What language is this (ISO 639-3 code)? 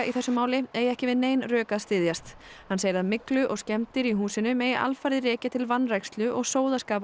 isl